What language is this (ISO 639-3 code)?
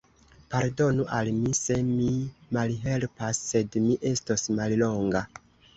epo